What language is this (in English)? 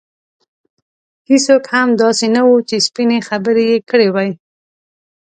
Pashto